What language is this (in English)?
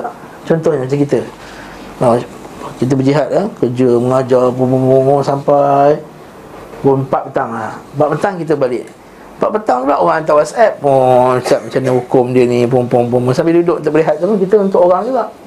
Malay